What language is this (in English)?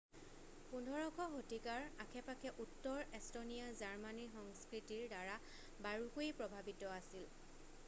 Assamese